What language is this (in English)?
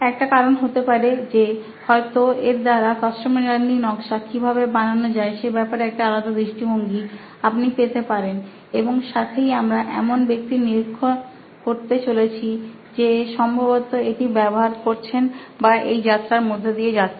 Bangla